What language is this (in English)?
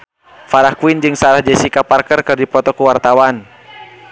Sundanese